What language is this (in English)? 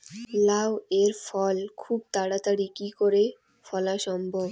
Bangla